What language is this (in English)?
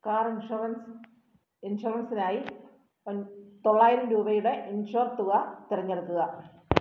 Malayalam